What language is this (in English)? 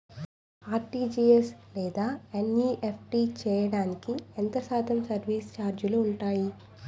Telugu